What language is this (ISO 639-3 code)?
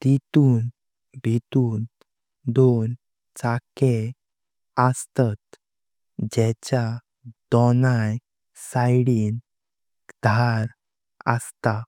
kok